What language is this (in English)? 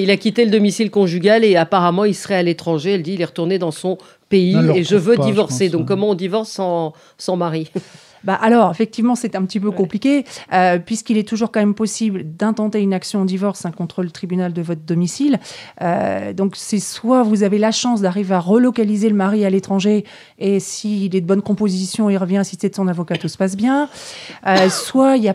French